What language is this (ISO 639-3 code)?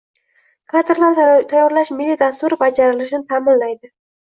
uzb